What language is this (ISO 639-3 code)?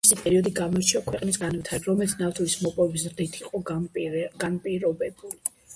kat